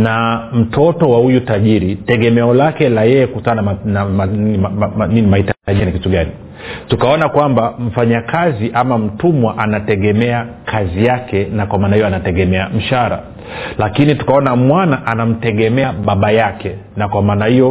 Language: Swahili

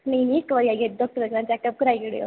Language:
Dogri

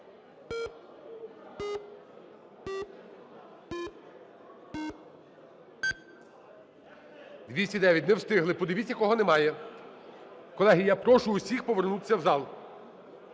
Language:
Ukrainian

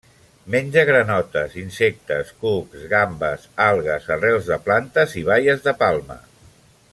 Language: Catalan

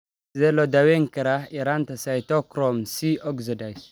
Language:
Somali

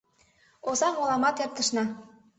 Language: Mari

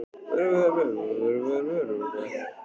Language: Icelandic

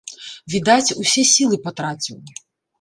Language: Belarusian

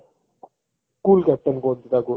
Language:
Odia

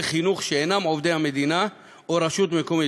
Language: Hebrew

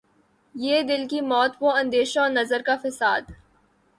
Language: Urdu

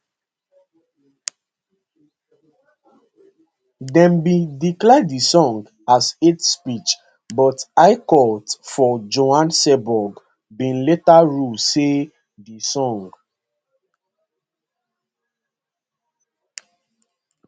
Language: Nigerian Pidgin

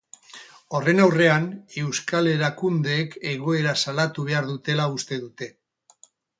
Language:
Basque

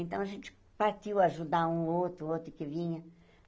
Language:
Portuguese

